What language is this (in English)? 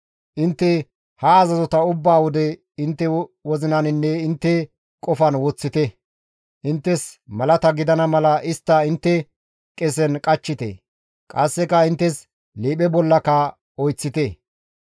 Gamo